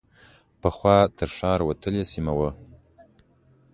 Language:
Pashto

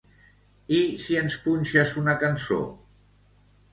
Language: Catalan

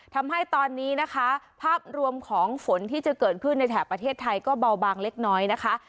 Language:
Thai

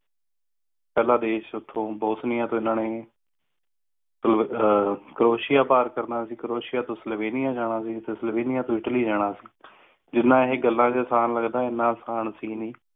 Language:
Punjabi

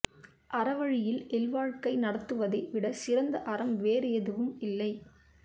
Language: Tamil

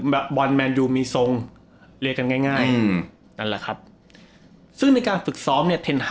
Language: Thai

